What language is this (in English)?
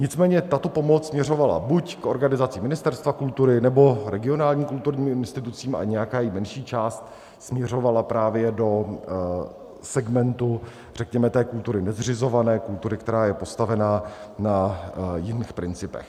Czech